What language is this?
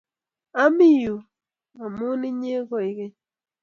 Kalenjin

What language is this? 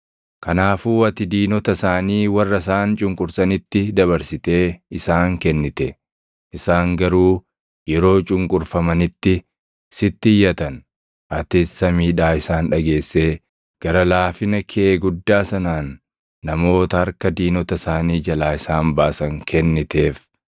Oromo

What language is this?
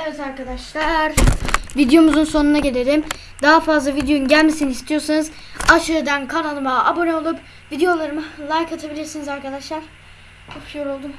Turkish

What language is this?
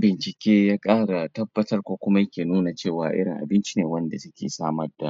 Hausa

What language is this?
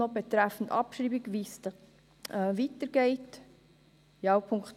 Swiss German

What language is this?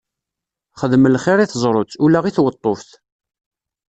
Kabyle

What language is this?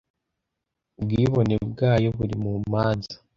Kinyarwanda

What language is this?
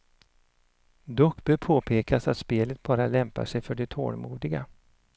Swedish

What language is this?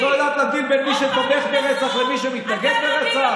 Hebrew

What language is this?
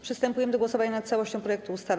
Polish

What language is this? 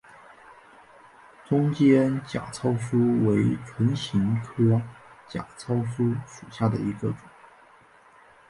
Chinese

